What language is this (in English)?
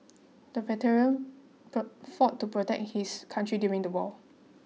English